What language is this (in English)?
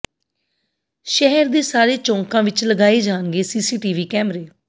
Punjabi